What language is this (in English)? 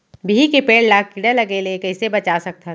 Chhattisgarhi